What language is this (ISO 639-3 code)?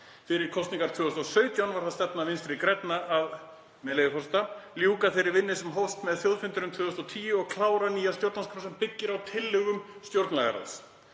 isl